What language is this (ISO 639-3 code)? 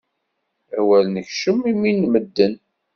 kab